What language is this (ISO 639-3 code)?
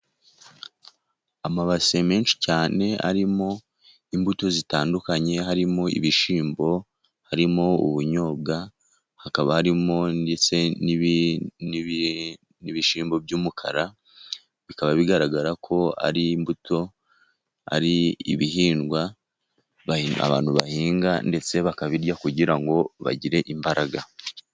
kin